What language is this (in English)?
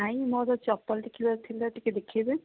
Odia